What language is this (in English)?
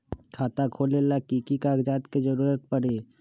Magahi